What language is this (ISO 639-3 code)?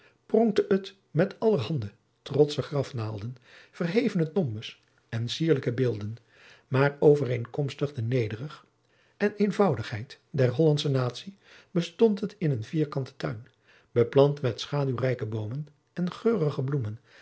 nld